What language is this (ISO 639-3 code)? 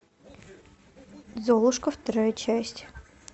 rus